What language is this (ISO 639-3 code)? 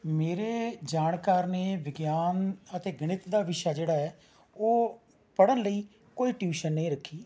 pan